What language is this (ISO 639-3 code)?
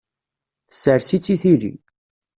kab